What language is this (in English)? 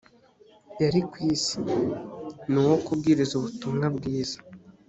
Kinyarwanda